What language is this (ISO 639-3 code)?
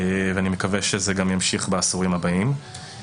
heb